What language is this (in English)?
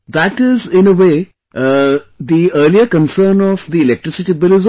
English